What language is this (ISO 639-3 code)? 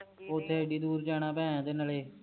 pan